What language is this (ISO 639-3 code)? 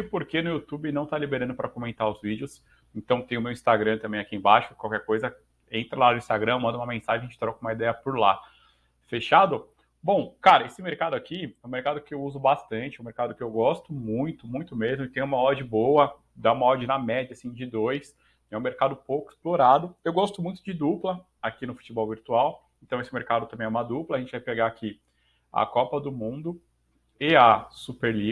por